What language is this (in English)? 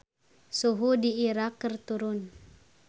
Sundanese